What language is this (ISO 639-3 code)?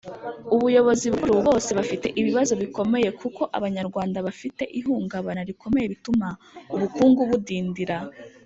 kin